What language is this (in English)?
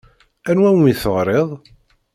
Kabyle